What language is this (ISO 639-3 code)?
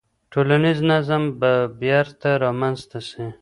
pus